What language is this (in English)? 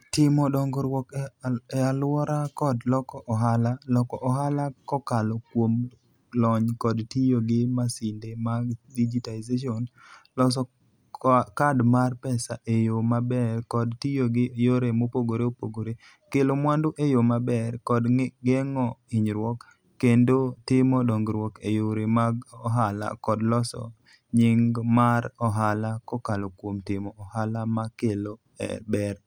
Luo (Kenya and Tanzania)